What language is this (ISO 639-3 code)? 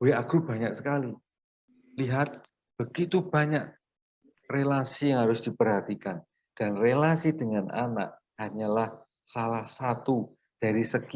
ind